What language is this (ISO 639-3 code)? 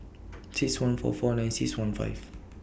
eng